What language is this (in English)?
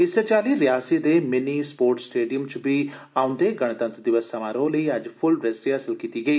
Dogri